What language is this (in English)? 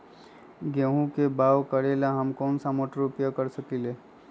Magahi